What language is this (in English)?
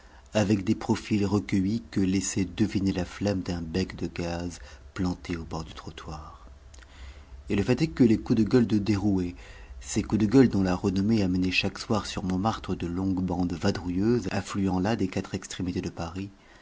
French